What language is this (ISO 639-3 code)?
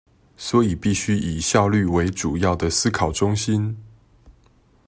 zho